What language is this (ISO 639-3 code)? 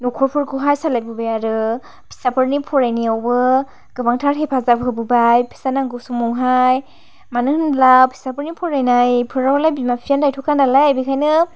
brx